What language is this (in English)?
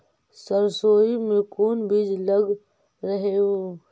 Magahi